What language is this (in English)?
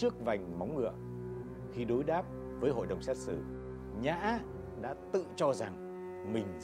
Vietnamese